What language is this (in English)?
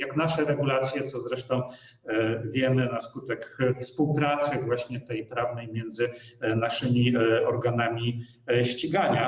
Polish